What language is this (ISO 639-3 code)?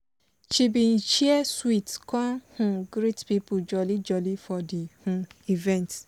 pcm